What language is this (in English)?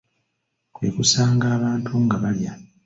Ganda